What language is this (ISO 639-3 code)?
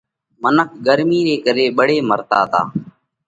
kvx